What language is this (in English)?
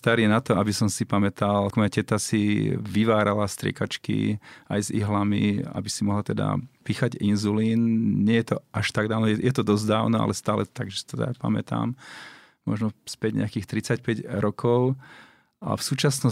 Slovak